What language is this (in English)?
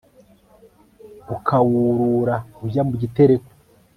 Kinyarwanda